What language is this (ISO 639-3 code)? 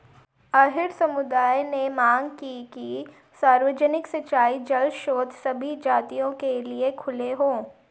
hin